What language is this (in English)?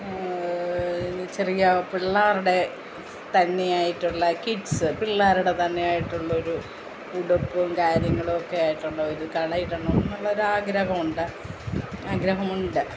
Malayalam